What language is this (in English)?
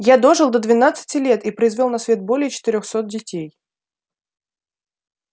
Russian